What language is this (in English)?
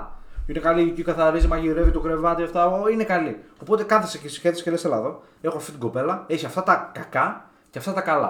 Greek